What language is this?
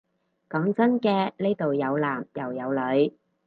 Cantonese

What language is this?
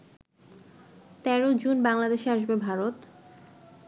Bangla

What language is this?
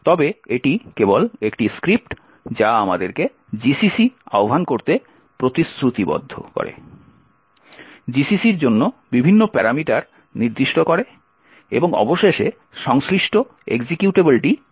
Bangla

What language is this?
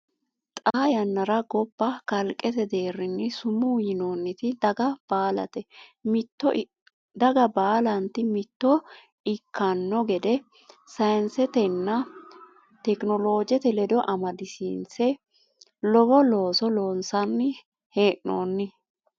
Sidamo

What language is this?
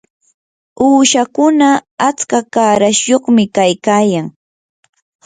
Yanahuanca Pasco Quechua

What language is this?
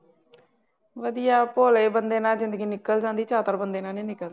Punjabi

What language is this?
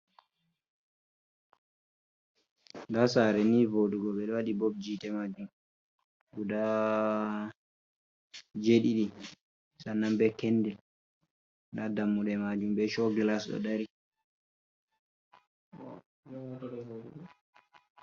Fula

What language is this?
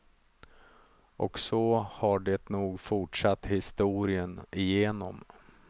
Swedish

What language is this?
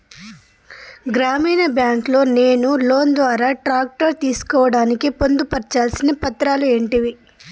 Telugu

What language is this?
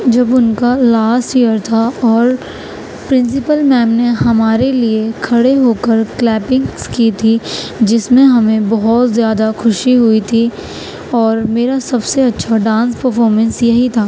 Urdu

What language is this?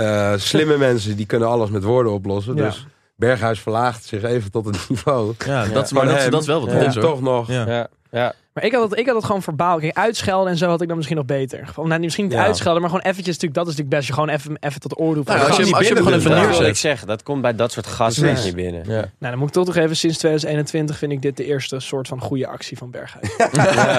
Dutch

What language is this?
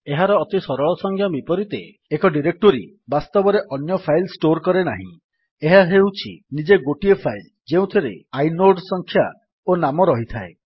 Odia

